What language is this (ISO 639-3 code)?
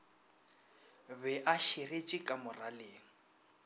nso